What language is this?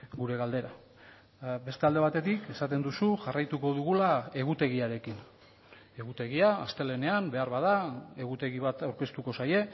Basque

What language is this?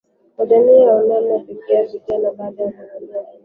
Swahili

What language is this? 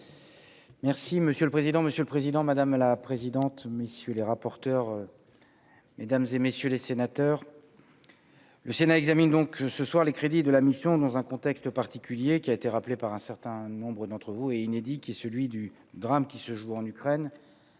French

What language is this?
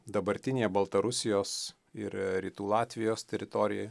Lithuanian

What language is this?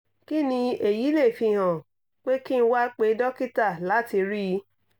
Yoruba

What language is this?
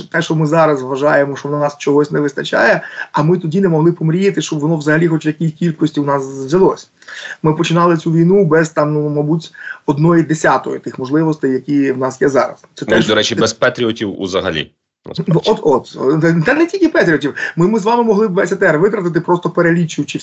Ukrainian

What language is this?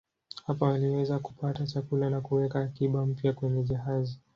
Swahili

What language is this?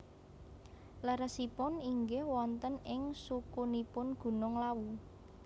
Javanese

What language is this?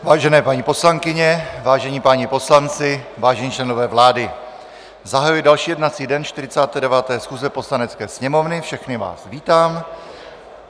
Czech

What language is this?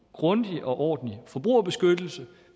Danish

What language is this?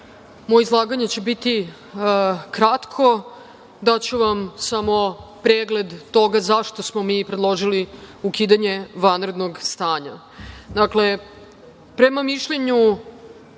Serbian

